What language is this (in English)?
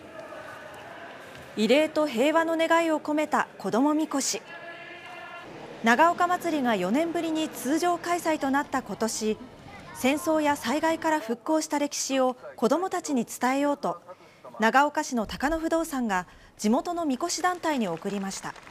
Japanese